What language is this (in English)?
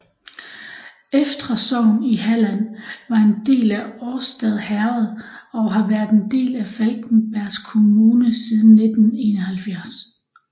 Danish